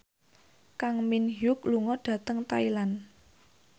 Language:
Javanese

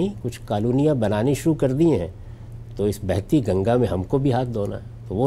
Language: Urdu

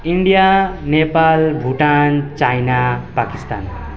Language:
Nepali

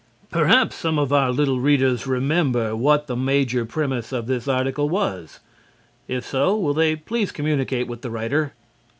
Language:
English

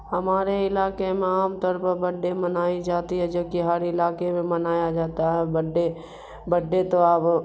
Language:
Urdu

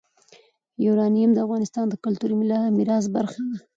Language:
Pashto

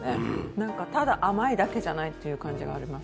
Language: Japanese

